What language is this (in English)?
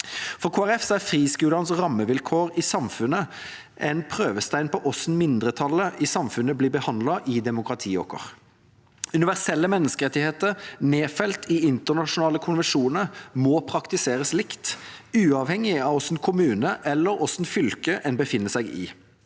Norwegian